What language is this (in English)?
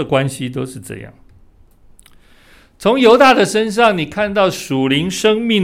Chinese